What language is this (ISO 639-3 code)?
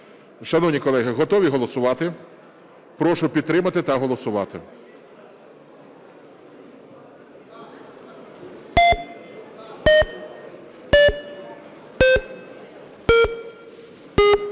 ukr